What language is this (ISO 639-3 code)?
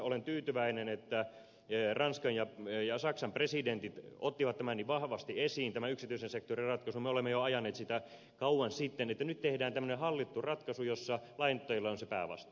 fin